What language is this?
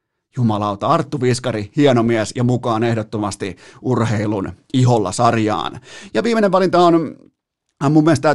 Finnish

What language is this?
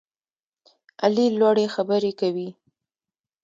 Pashto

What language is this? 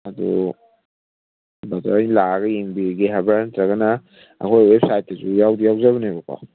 Manipuri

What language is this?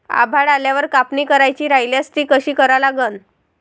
Marathi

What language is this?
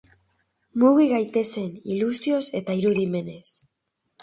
Basque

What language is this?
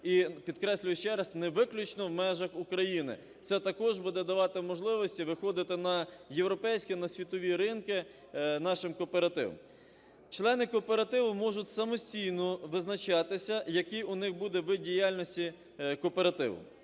Ukrainian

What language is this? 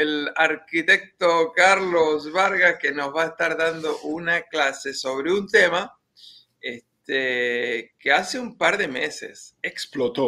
Spanish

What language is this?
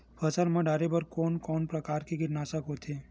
Chhattisgarhi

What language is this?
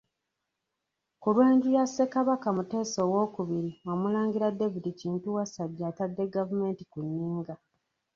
Ganda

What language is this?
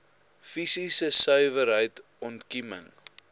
Afrikaans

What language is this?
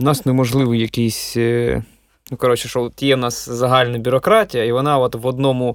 Ukrainian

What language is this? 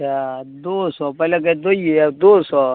Urdu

